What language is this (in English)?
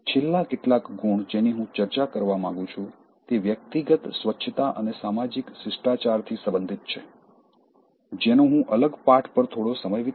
Gujarati